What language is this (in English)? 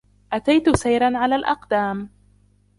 Arabic